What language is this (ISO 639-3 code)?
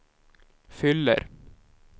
swe